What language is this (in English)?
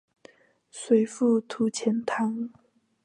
Chinese